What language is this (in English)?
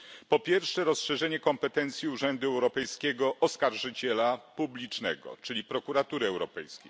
Polish